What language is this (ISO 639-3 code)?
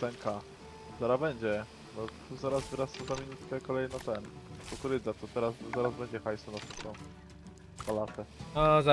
pol